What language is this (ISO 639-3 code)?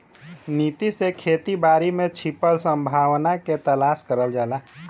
bho